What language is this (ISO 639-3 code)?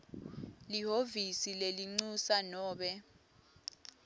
ssw